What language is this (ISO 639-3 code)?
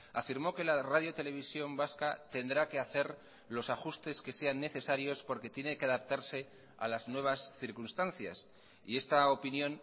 spa